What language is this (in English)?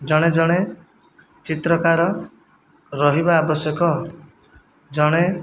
Odia